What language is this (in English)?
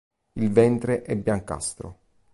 Italian